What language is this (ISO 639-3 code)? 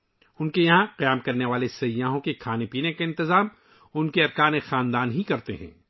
urd